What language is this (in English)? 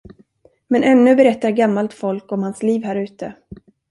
Swedish